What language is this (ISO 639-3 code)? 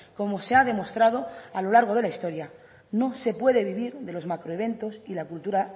spa